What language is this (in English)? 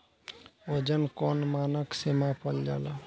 Bhojpuri